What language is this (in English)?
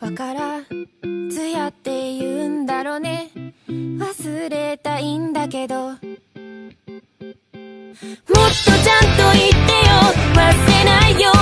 Japanese